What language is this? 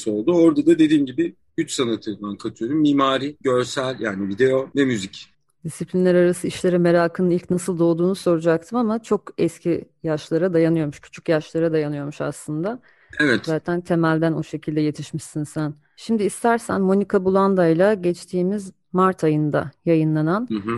Turkish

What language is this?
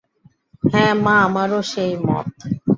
Bangla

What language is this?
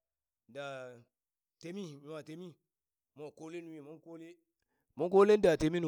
Burak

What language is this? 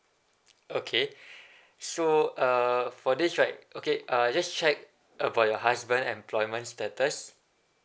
English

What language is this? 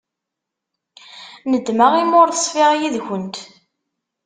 Kabyle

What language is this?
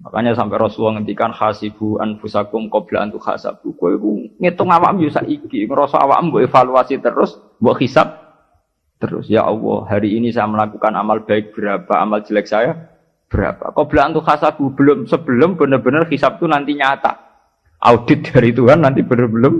Indonesian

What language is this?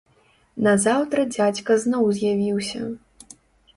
Belarusian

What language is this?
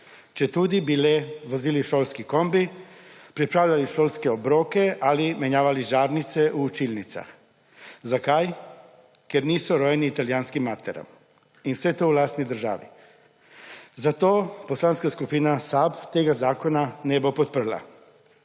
Slovenian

